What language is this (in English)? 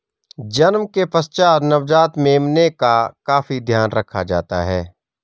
Hindi